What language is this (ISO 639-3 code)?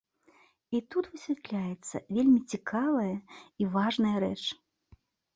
bel